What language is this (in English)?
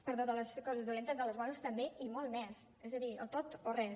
Catalan